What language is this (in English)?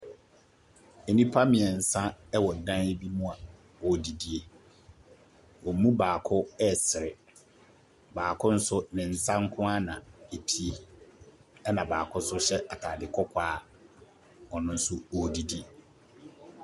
Akan